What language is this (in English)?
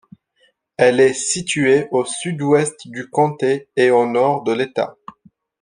French